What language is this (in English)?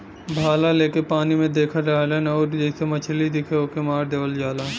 Bhojpuri